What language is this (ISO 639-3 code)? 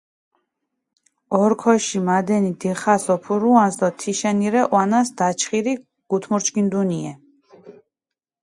xmf